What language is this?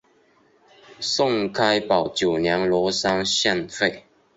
Chinese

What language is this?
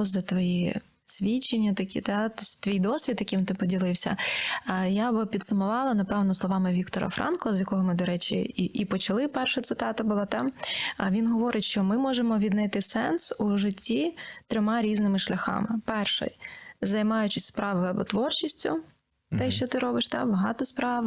Ukrainian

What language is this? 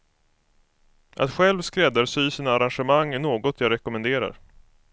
Swedish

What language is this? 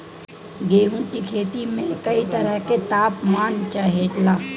Bhojpuri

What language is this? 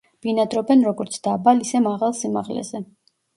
Georgian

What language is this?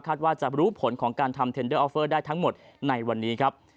Thai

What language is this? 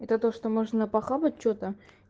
Russian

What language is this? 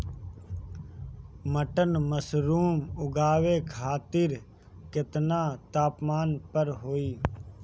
Bhojpuri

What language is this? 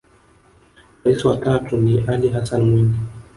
Swahili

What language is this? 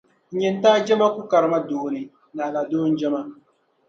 Dagbani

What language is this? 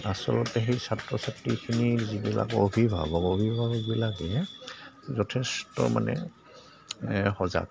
Assamese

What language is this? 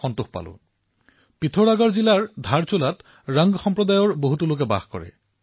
Assamese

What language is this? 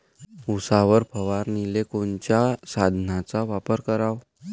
Marathi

